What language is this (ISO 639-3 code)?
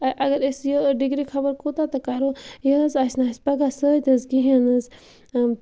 kas